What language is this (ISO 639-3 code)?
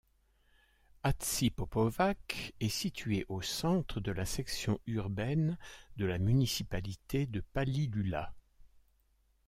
fra